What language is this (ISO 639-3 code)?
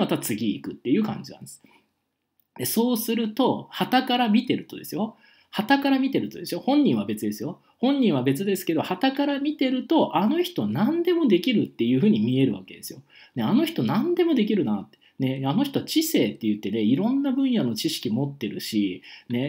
jpn